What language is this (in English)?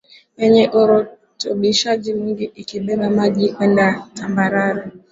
Swahili